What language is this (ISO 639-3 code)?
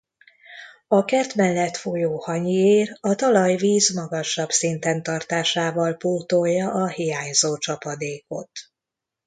hun